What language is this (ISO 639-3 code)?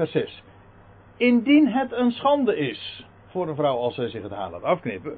nld